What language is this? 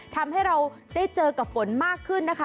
Thai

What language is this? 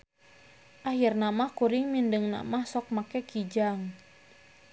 Sundanese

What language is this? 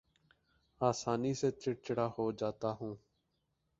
Urdu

